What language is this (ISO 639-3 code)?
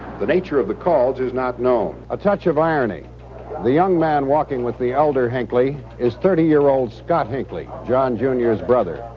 eng